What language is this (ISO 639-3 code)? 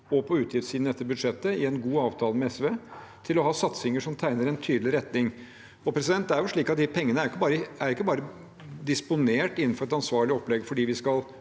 nor